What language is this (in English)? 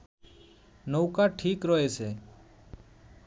Bangla